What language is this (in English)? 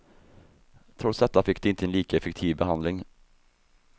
Swedish